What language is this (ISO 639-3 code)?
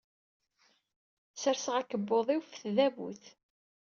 kab